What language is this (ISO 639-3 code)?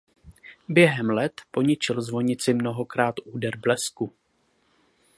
ces